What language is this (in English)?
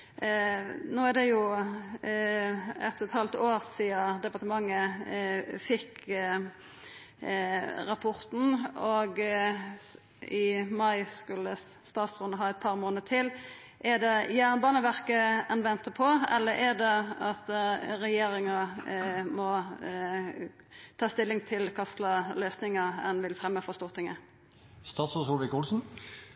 Norwegian Nynorsk